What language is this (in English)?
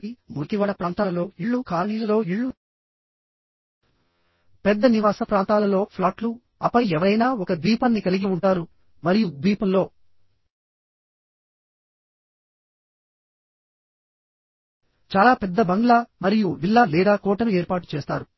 Telugu